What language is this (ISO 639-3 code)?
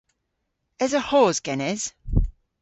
cor